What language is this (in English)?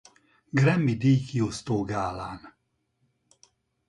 Hungarian